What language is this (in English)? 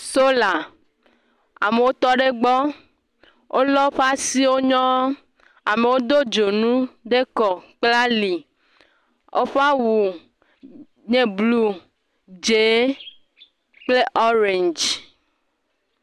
Ewe